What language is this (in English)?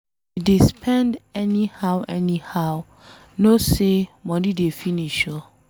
Nigerian Pidgin